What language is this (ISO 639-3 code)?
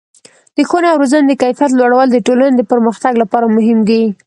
pus